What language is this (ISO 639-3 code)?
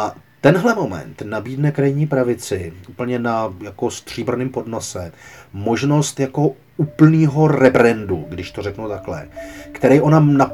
ces